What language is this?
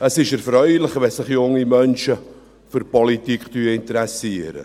Swiss German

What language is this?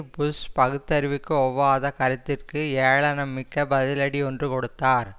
Tamil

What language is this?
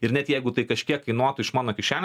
Lithuanian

